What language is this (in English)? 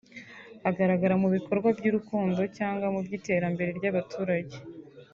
Kinyarwanda